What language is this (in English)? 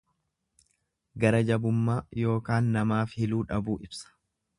Oromo